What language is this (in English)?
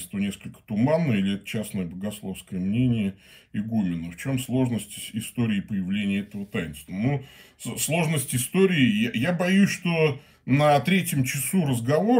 Russian